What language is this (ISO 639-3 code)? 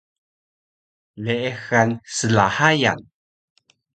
trv